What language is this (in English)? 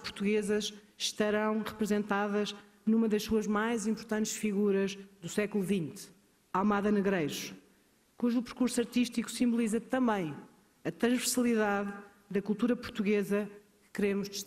Spanish